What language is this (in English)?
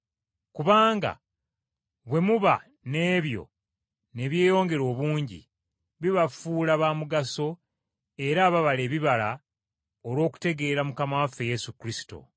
Ganda